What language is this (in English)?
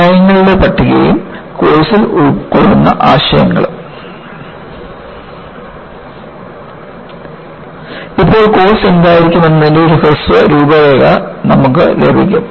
Malayalam